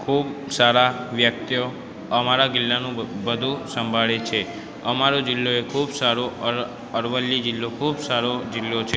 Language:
Gujarati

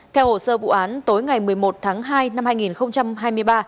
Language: Vietnamese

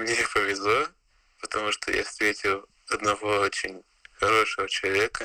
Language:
Russian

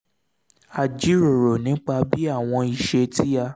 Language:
Yoruba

